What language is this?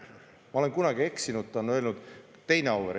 Estonian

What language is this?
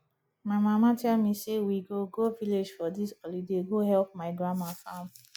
Nigerian Pidgin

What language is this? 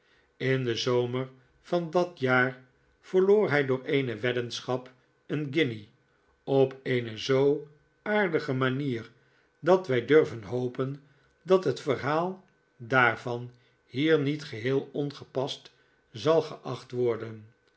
Dutch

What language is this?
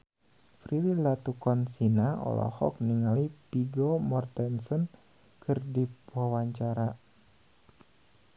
Sundanese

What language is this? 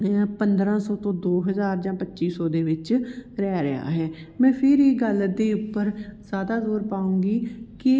Punjabi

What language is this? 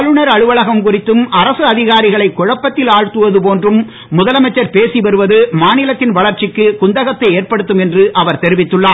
Tamil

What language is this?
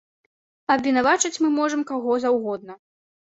Belarusian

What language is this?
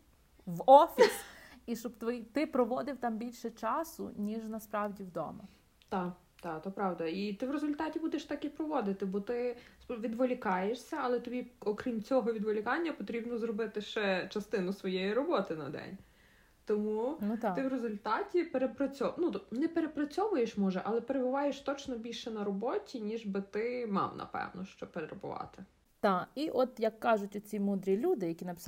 Ukrainian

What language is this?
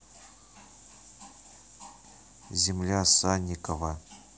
Russian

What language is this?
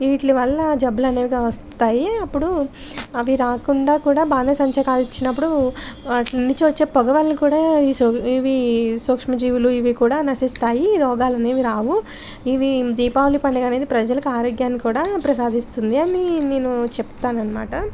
Telugu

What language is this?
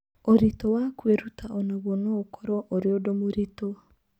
Kikuyu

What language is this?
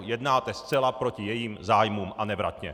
Czech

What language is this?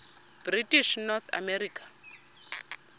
Xhosa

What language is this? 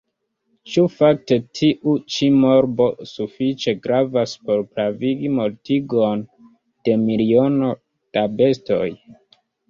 Esperanto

